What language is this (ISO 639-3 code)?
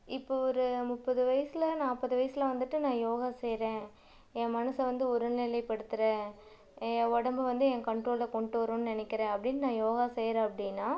tam